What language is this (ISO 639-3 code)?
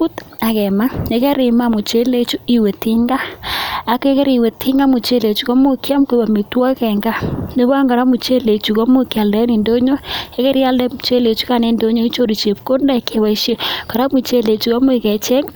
kln